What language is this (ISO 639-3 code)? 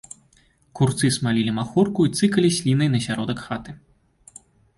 bel